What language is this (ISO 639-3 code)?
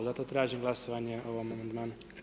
hrv